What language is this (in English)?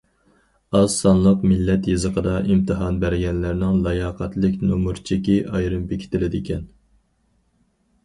Uyghur